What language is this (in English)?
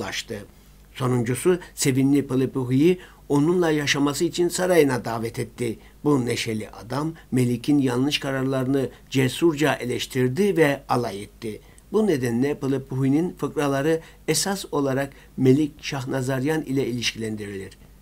Turkish